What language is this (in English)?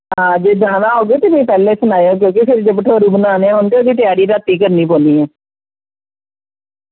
Dogri